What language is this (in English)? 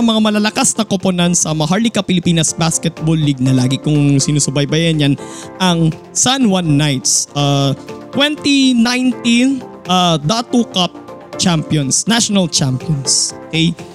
Filipino